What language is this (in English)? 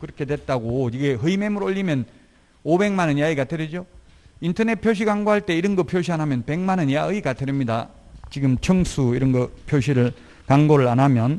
Korean